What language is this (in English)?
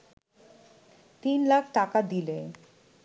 Bangla